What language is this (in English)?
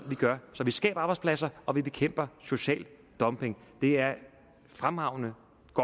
Danish